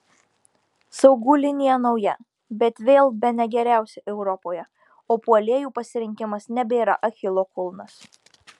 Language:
Lithuanian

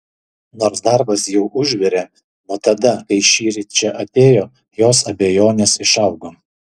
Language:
Lithuanian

